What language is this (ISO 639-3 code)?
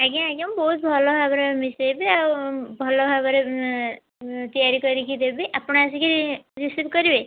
ori